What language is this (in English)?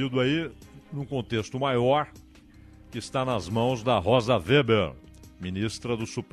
Portuguese